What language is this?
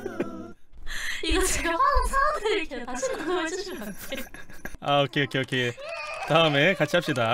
Korean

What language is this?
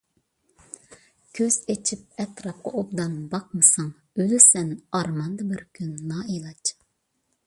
Uyghur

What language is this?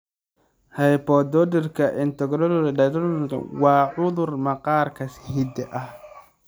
Somali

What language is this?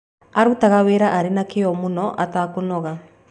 Kikuyu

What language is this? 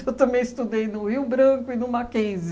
Portuguese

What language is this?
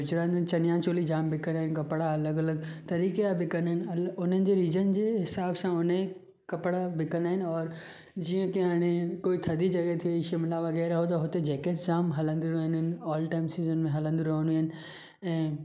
Sindhi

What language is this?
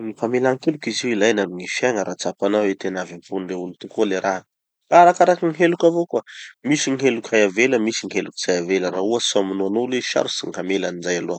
Tanosy Malagasy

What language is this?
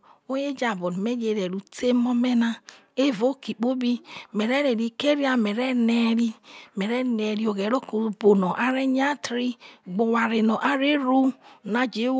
Isoko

